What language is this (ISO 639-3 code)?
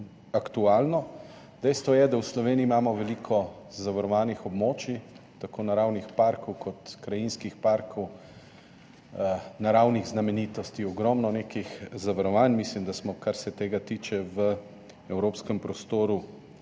slv